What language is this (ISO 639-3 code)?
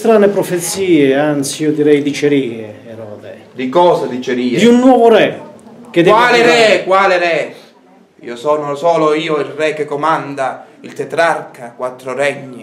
ita